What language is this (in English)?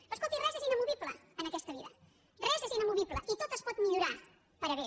Catalan